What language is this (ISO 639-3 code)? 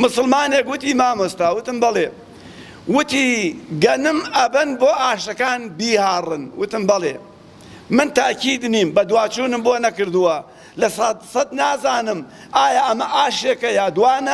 ara